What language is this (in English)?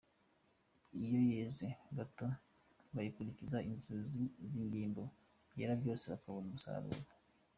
Kinyarwanda